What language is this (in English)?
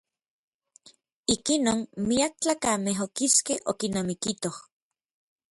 Orizaba Nahuatl